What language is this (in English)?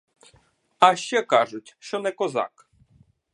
Ukrainian